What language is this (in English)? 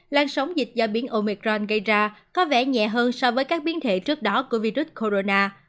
Vietnamese